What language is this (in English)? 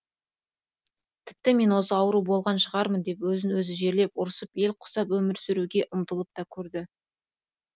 Kazakh